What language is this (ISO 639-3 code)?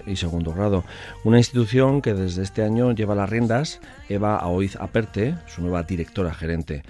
spa